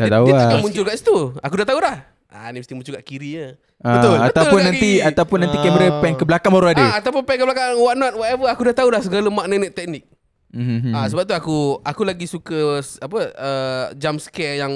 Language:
Malay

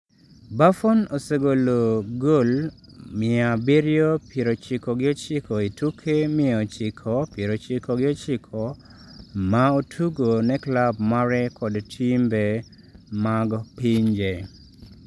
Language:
Luo (Kenya and Tanzania)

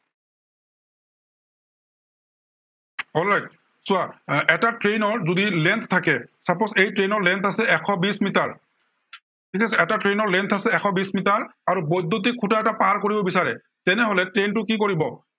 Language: Assamese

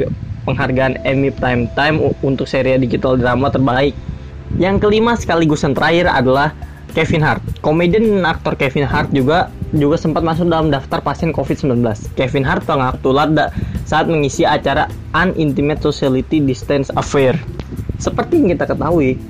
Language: Indonesian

